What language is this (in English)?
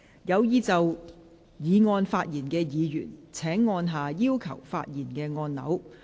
Cantonese